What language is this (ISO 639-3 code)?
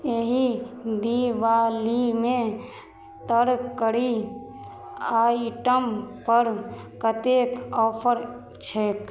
mai